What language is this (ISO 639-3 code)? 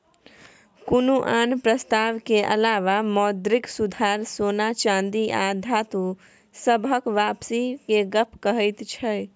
mai